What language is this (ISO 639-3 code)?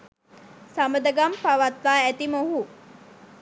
sin